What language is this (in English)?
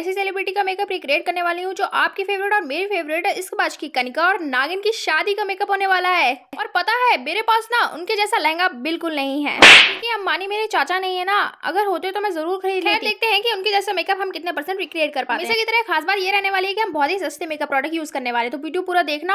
Hindi